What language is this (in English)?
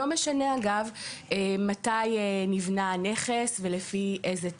Hebrew